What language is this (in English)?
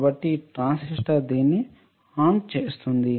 Telugu